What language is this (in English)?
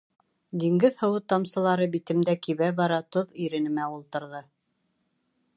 Bashkir